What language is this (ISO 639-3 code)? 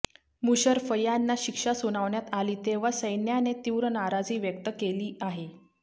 mar